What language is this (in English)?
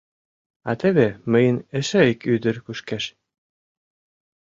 Mari